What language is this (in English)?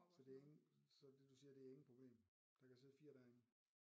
Danish